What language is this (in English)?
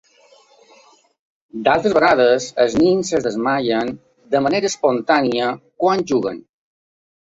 Catalan